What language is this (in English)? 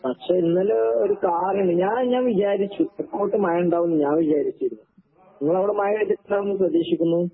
Malayalam